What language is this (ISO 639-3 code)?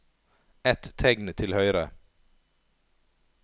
nor